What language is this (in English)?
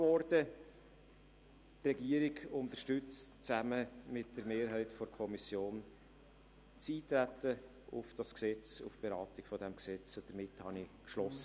Swiss German